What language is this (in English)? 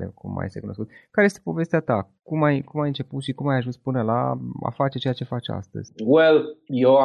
Romanian